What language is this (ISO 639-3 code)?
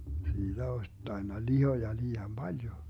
fin